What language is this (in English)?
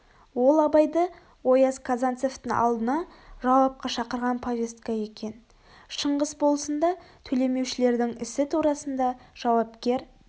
Kazakh